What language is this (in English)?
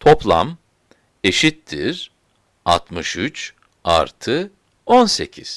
Turkish